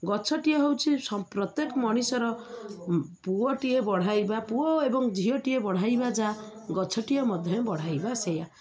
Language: Odia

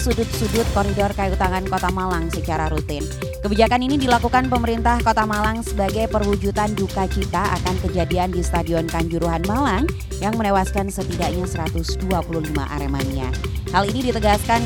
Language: Indonesian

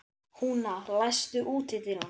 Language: Icelandic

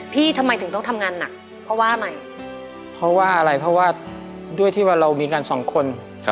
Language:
Thai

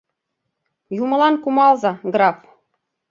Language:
Mari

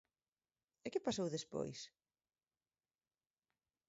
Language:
Galician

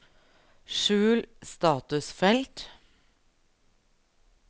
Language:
Norwegian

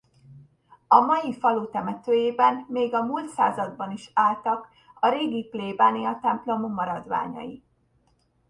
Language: Hungarian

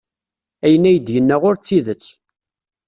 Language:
Kabyle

